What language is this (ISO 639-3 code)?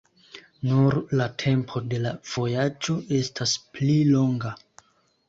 epo